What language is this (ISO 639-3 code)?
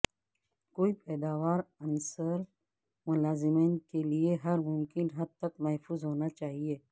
urd